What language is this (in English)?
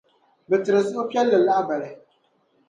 Dagbani